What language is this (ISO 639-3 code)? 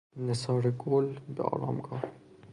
fas